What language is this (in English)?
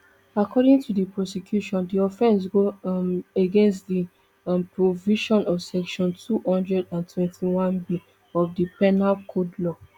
Nigerian Pidgin